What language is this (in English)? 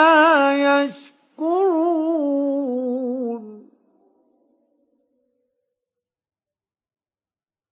Arabic